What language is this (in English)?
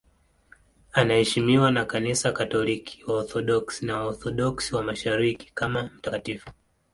Swahili